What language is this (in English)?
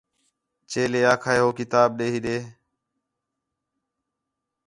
Khetrani